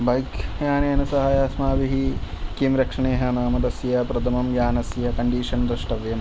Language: Sanskrit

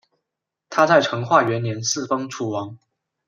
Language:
Chinese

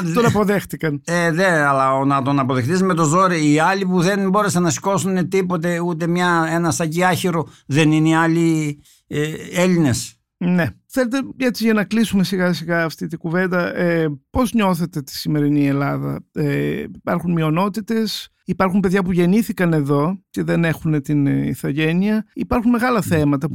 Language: Greek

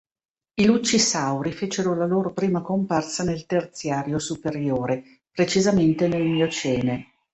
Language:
Italian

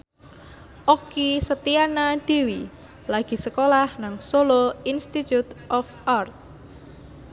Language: Javanese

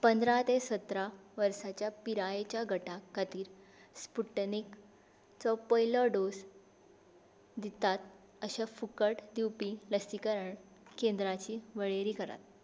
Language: Konkani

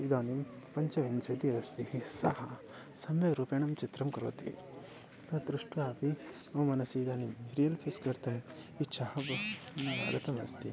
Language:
Sanskrit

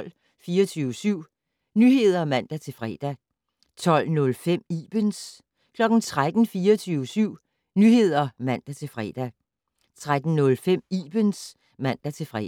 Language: Danish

